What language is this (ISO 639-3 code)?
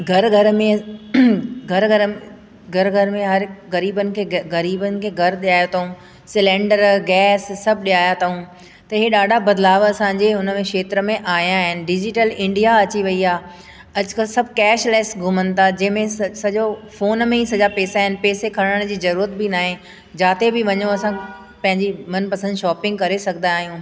snd